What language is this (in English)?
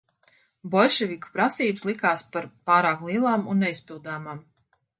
Latvian